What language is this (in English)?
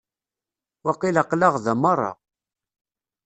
Kabyle